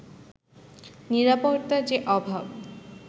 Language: Bangla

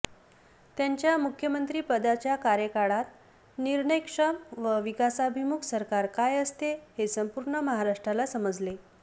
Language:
Marathi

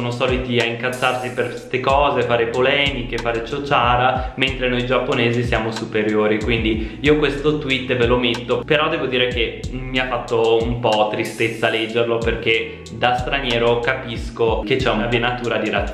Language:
Italian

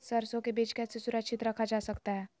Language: Magahi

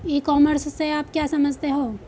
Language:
Hindi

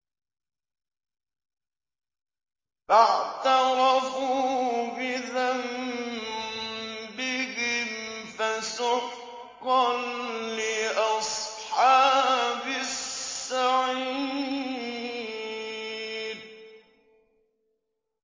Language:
Arabic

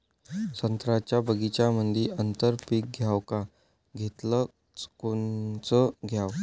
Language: Marathi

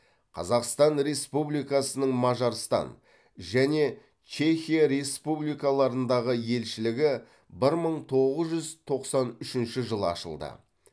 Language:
Kazakh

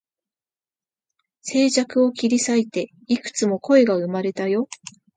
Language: Japanese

